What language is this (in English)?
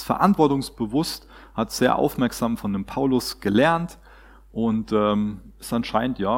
German